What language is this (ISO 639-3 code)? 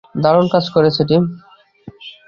ben